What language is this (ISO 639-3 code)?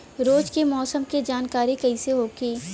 bho